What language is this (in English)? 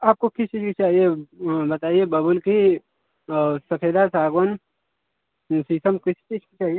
Hindi